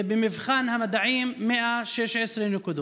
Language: Hebrew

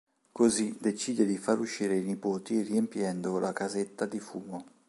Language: Italian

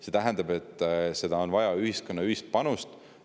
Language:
Estonian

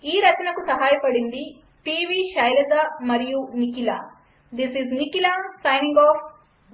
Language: Telugu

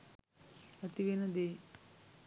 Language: Sinhala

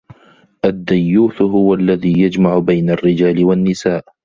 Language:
Arabic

